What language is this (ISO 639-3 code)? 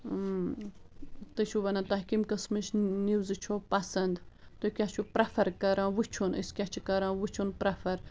kas